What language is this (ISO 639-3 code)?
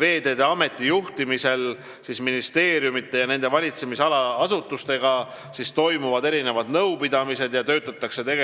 est